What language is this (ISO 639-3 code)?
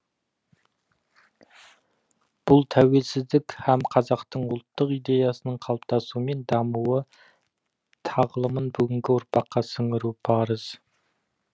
kaz